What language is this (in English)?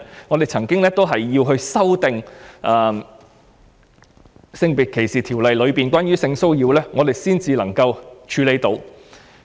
Cantonese